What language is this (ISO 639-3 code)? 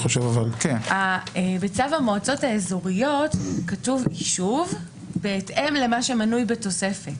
heb